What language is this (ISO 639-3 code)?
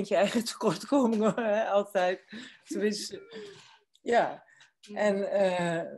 nld